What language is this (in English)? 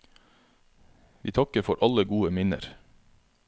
Norwegian